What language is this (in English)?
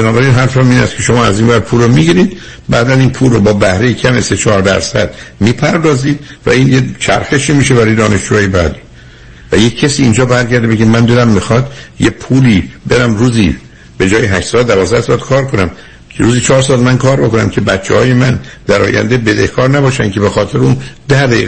Persian